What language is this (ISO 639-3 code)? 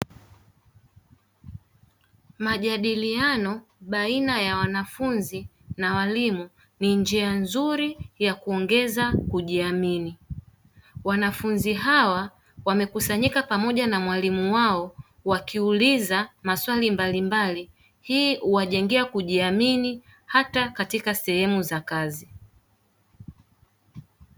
swa